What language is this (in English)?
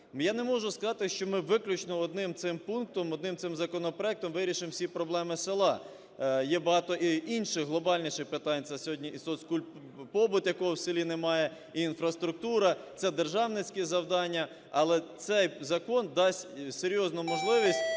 Ukrainian